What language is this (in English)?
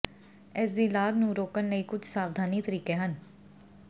Punjabi